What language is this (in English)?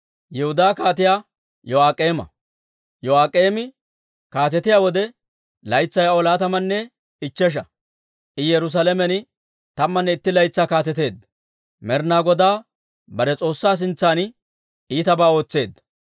Dawro